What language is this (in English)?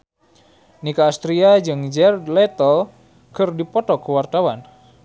Sundanese